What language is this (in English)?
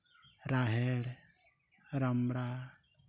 Santali